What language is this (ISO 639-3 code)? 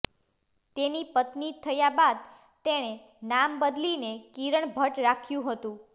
guj